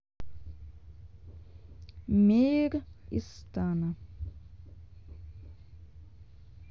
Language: Russian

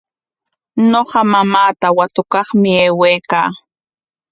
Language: Corongo Ancash Quechua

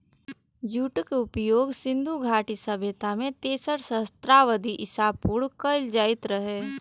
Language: Maithili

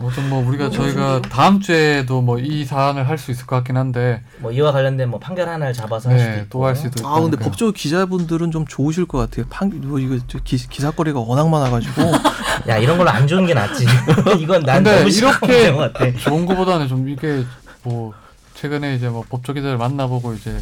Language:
Korean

